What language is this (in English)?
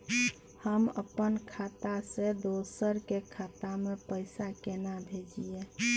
Maithili